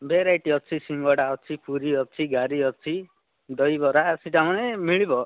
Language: Odia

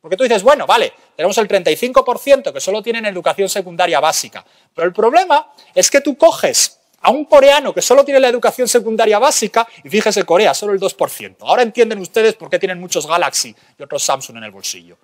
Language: Spanish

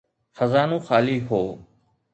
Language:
Sindhi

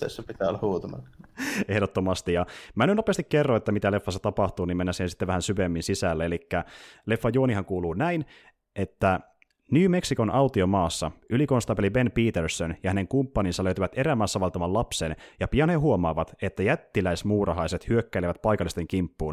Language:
Finnish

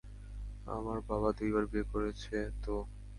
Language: Bangla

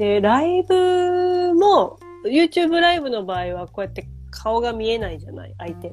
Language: Japanese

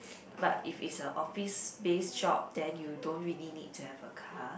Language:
English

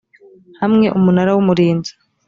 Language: Kinyarwanda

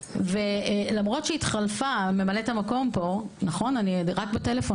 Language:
Hebrew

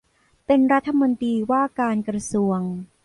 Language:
Thai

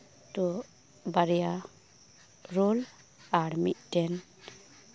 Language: Santali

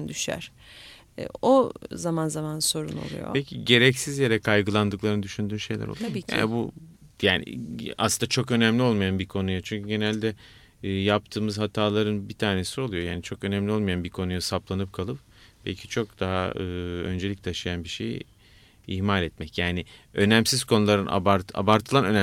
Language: Turkish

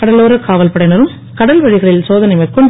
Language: Tamil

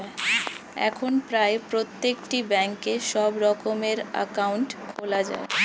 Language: Bangla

